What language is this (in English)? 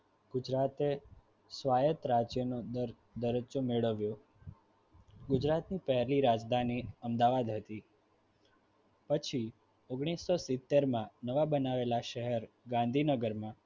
Gujarati